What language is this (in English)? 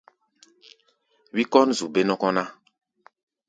Gbaya